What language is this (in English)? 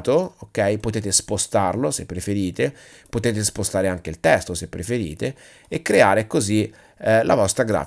Italian